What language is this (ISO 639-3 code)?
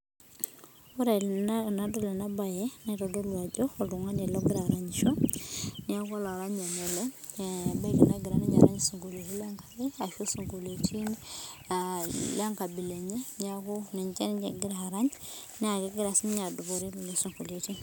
mas